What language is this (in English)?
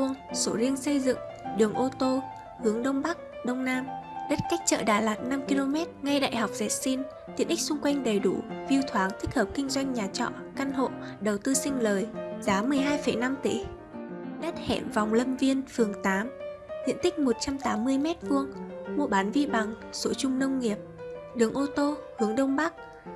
Vietnamese